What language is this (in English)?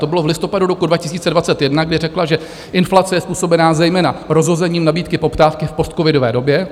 Czech